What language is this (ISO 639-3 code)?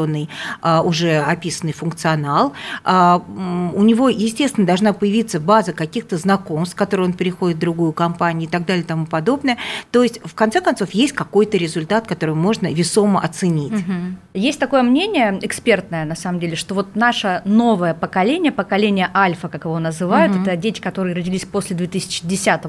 rus